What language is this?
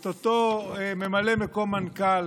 Hebrew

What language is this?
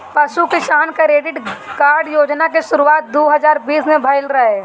Bhojpuri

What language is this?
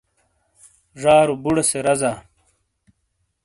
Shina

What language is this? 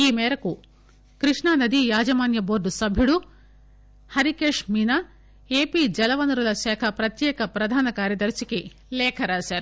Telugu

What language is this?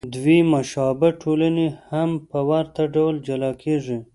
Pashto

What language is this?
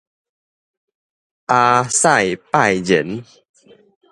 Min Nan Chinese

